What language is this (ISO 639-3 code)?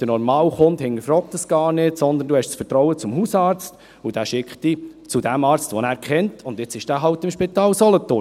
gsw